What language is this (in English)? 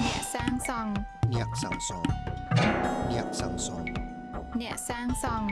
English